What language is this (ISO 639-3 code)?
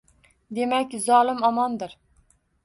uzb